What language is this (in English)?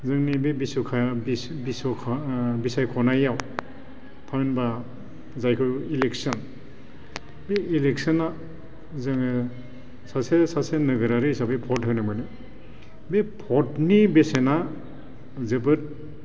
Bodo